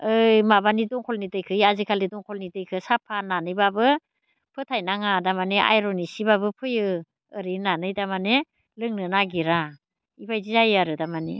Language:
Bodo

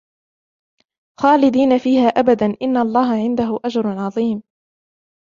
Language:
Arabic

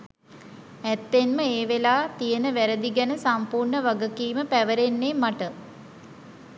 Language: Sinhala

